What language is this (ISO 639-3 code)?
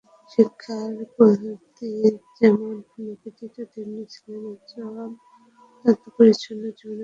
ben